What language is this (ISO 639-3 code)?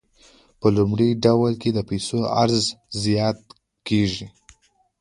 pus